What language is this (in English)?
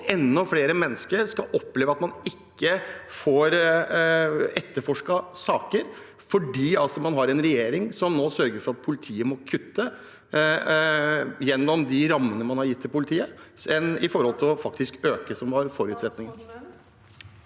Norwegian